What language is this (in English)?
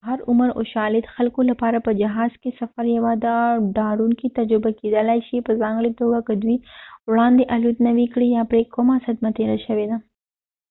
Pashto